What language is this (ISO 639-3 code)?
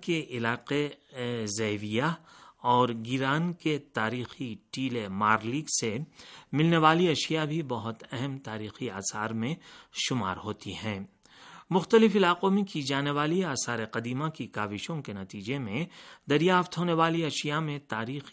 urd